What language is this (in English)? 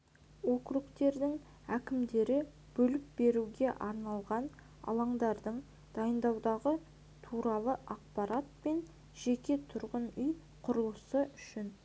Kazakh